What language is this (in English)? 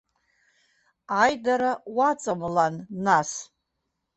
Abkhazian